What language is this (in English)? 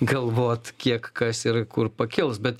Lithuanian